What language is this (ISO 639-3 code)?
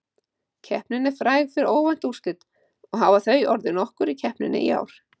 isl